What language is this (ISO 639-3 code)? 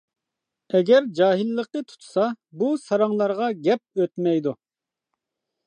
uig